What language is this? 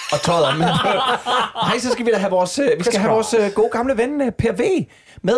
Danish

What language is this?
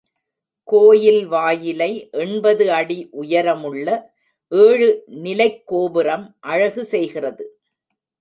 Tamil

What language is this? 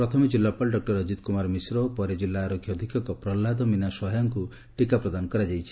Odia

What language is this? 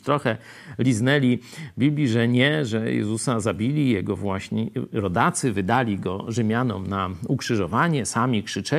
Polish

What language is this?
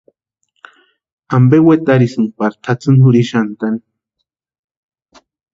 Western Highland Purepecha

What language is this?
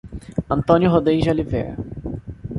Portuguese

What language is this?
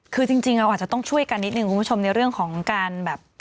Thai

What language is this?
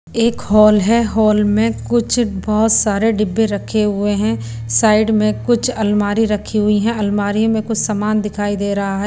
Hindi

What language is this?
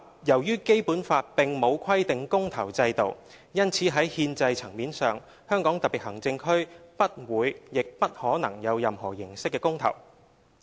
Cantonese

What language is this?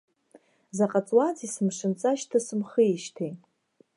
Abkhazian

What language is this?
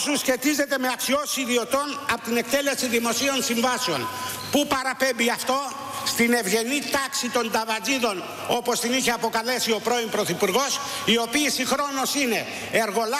Greek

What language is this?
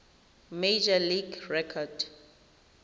Tswana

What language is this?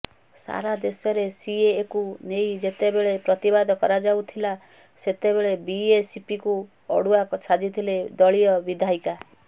Odia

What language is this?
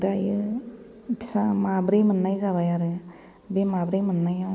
Bodo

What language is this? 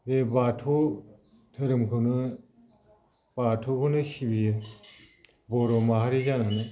Bodo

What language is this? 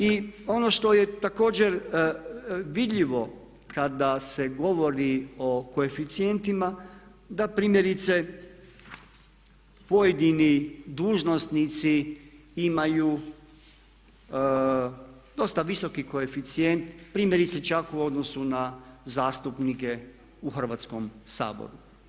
Croatian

